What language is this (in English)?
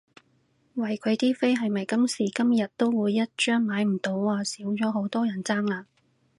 Cantonese